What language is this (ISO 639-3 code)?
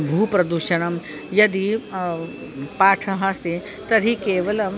san